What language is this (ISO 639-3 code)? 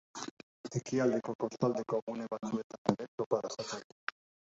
eus